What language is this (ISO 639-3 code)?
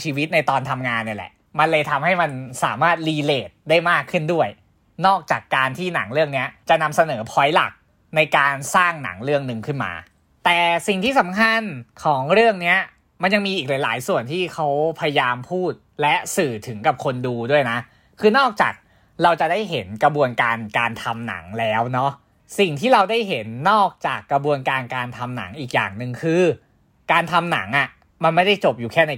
tha